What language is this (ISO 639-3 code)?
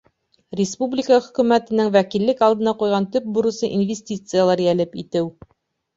bak